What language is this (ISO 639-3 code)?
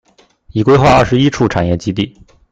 zho